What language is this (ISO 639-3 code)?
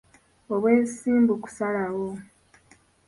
lug